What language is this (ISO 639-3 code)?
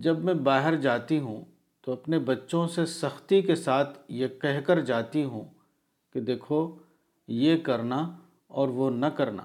urd